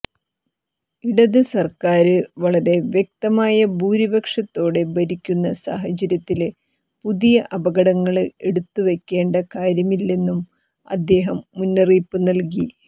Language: Malayalam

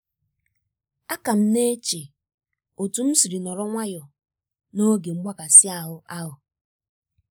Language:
Igbo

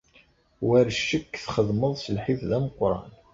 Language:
Kabyle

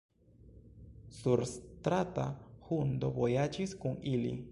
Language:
Esperanto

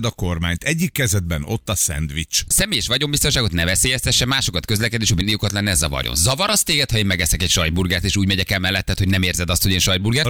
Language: Hungarian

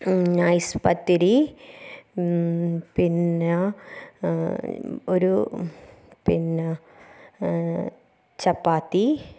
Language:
Malayalam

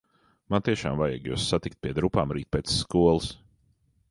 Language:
Latvian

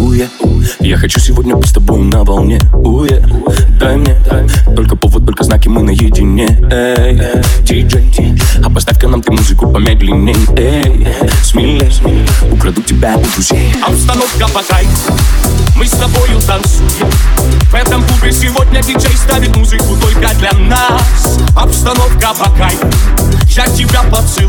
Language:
Russian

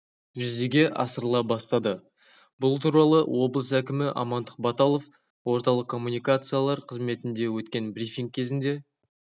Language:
Kazakh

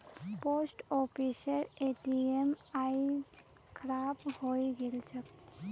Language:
Magahi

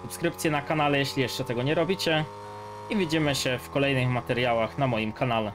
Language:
Polish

